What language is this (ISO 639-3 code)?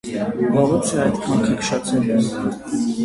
hye